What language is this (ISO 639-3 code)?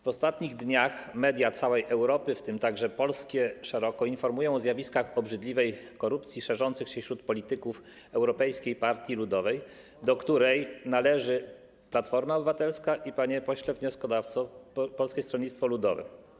pol